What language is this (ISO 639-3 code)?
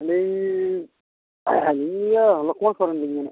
sat